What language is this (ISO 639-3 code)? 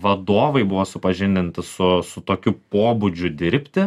lit